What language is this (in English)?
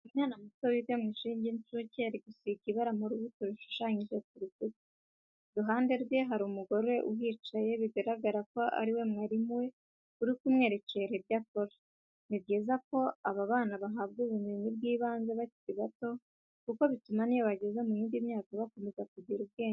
Kinyarwanda